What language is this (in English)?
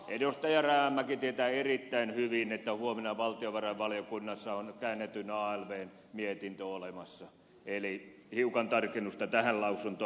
Finnish